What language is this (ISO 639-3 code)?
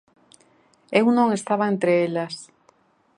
glg